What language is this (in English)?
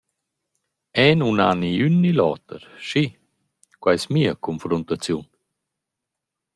Romansh